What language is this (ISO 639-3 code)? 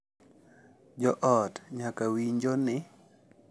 luo